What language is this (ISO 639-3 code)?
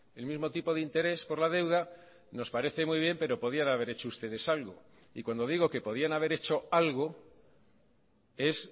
spa